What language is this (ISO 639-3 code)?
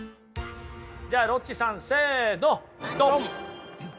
jpn